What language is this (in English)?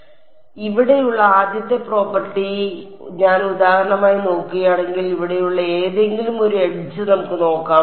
Malayalam